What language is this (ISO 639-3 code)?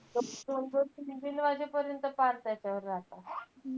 mar